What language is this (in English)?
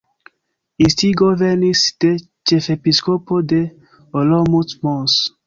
Esperanto